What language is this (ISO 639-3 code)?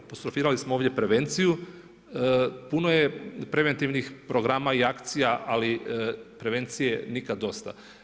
hrv